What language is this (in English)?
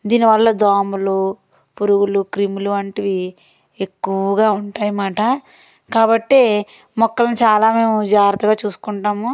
Telugu